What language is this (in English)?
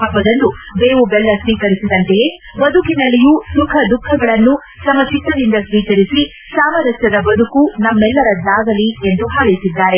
Kannada